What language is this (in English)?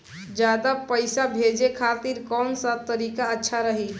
Bhojpuri